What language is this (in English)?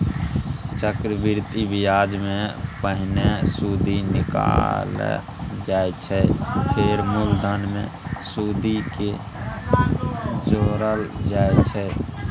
Maithili